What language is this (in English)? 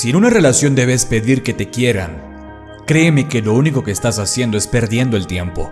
Spanish